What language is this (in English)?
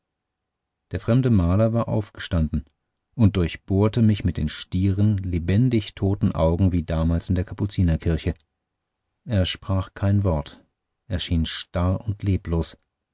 German